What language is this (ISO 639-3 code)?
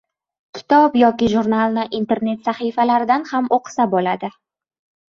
uzb